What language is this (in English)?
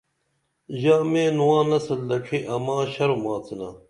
Dameli